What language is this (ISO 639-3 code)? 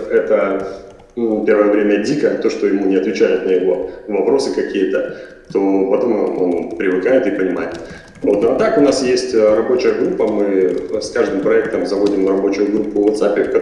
rus